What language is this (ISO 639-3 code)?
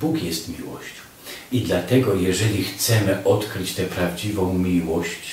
pol